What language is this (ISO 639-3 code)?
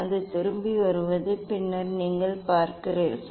tam